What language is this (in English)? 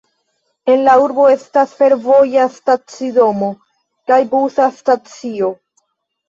Esperanto